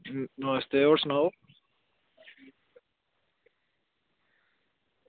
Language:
Dogri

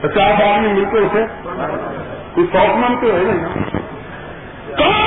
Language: Urdu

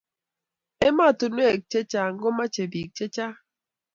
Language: Kalenjin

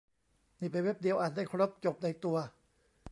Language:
Thai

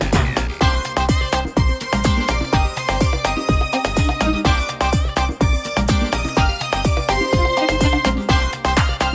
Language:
Bangla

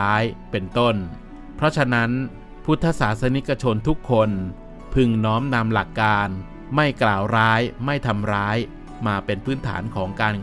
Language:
Thai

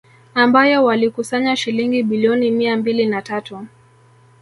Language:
Swahili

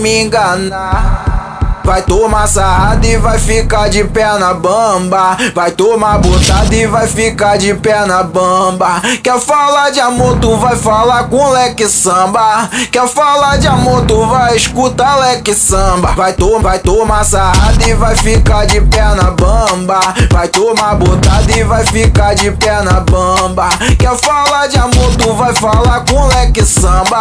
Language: Portuguese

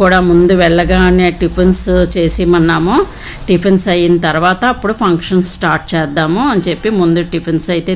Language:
Telugu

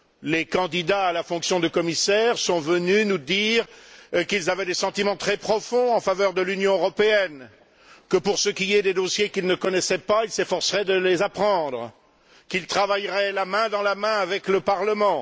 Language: French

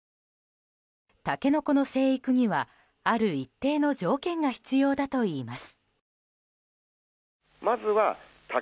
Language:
Japanese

